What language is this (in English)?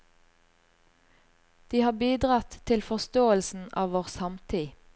Norwegian